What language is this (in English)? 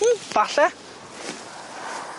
Welsh